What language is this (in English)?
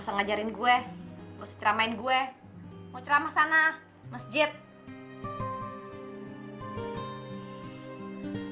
Indonesian